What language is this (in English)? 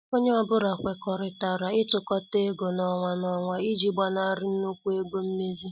Igbo